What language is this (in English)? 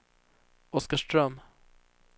Swedish